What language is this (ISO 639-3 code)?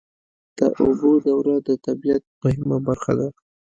pus